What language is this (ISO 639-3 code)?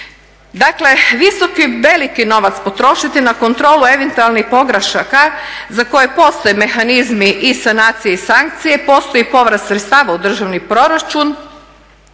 hrv